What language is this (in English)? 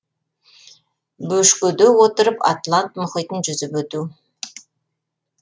Kazakh